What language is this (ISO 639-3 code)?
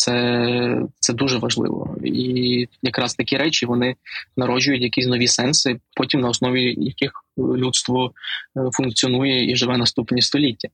ukr